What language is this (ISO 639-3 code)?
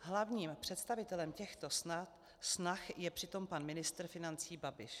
ces